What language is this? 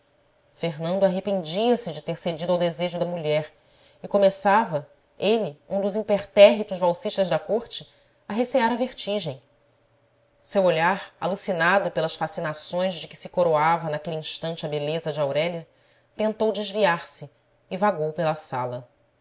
Portuguese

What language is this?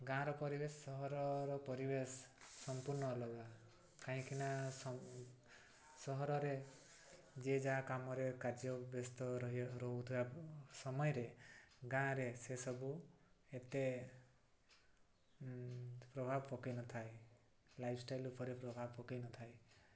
Odia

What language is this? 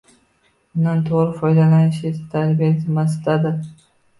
Uzbek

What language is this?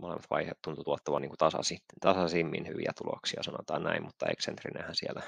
Finnish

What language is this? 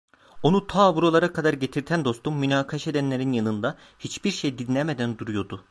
Turkish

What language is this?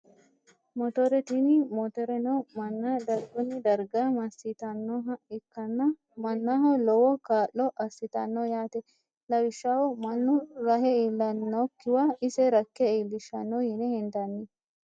Sidamo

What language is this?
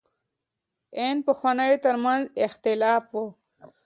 Pashto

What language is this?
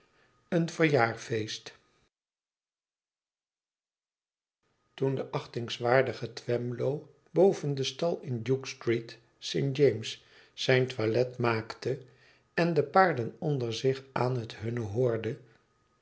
Dutch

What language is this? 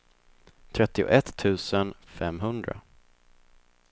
Swedish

